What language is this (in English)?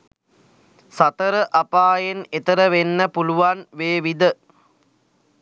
Sinhala